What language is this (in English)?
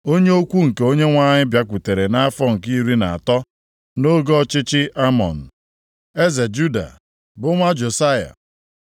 Igbo